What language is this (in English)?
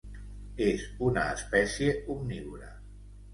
Catalan